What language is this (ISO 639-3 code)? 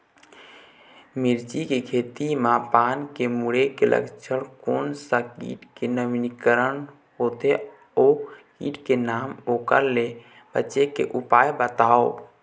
hne